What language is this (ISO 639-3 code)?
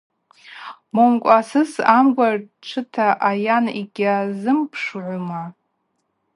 abq